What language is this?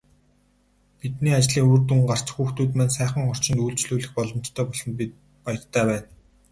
Mongolian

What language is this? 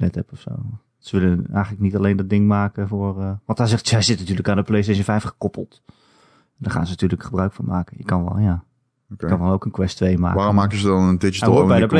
Dutch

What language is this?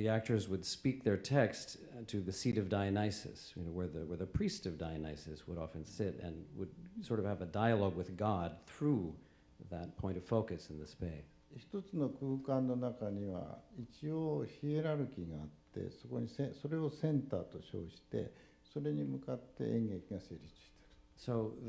English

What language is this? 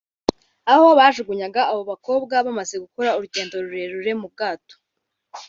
Kinyarwanda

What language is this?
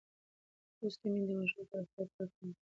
Pashto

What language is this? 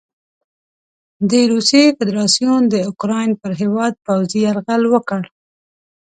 Pashto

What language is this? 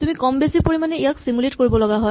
Assamese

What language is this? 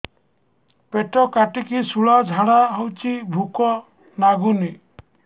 Odia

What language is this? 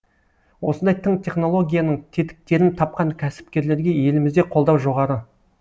Kazakh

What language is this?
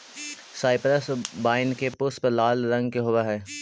Magahi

